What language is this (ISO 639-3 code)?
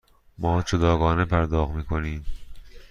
fas